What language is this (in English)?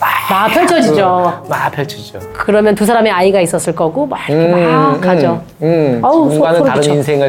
Korean